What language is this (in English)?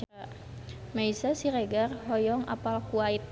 Sundanese